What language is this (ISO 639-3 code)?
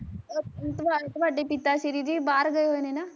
pan